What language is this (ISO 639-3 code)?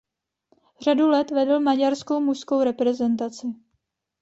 ces